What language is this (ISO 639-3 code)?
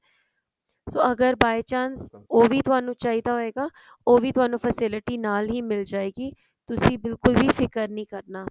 pan